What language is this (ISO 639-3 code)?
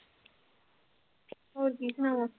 pan